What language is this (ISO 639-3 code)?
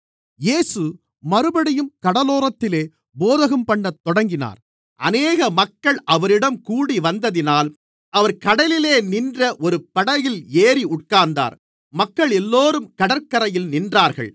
tam